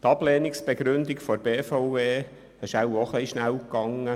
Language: Swiss German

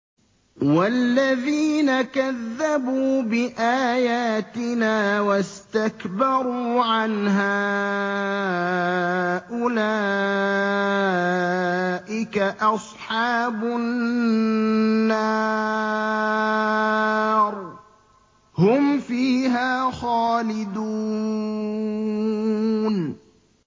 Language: Arabic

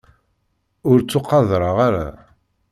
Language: Kabyle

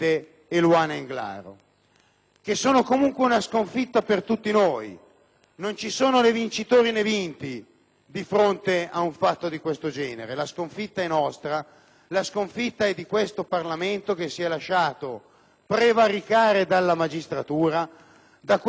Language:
Italian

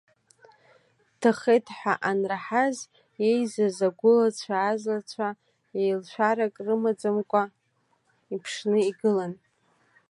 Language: Abkhazian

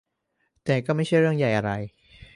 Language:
Thai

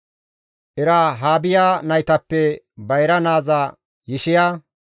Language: Gamo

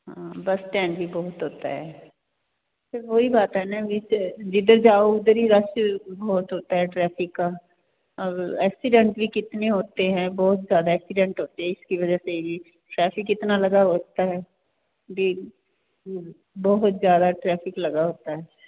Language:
Punjabi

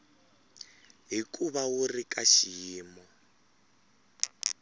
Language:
Tsonga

